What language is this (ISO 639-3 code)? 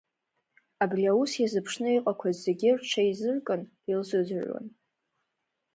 abk